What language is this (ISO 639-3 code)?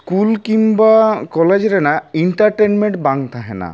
sat